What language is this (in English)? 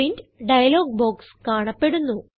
Malayalam